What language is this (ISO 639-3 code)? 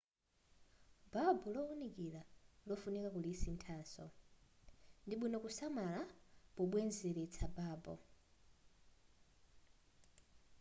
nya